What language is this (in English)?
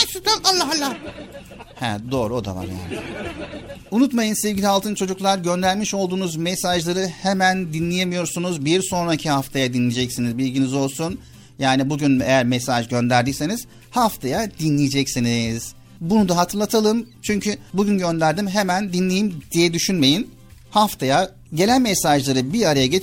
Turkish